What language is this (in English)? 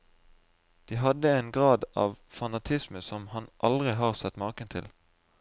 Norwegian